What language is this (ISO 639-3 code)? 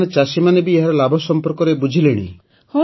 ori